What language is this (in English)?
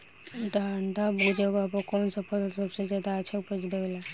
Bhojpuri